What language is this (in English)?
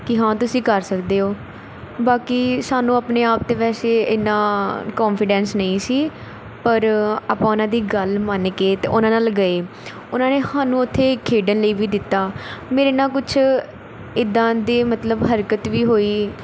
Punjabi